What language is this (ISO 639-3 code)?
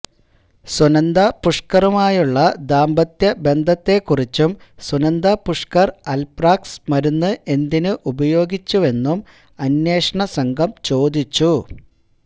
mal